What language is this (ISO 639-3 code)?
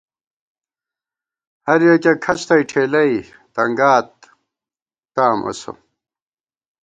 gwt